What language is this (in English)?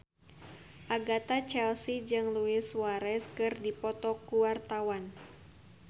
Sundanese